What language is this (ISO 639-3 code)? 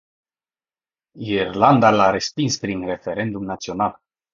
ron